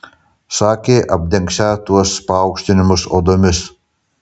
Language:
Lithuanian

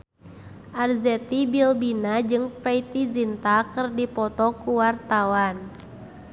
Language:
Sundanese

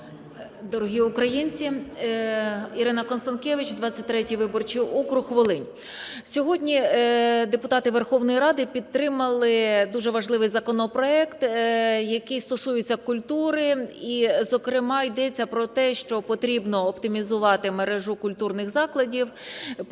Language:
Ukrainian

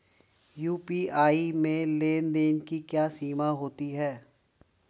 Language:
Hindi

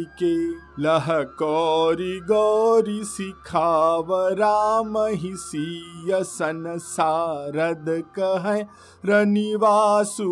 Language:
Hindi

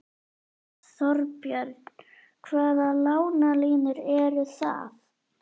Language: Icelandic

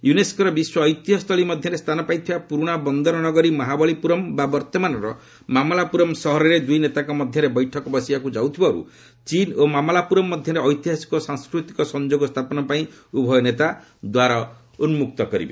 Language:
Odia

